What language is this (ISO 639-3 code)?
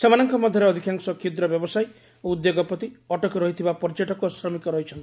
ori